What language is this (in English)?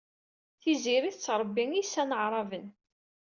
Kabyle